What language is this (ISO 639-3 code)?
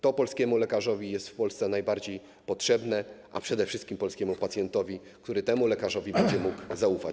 pol